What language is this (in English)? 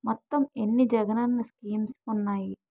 Telugu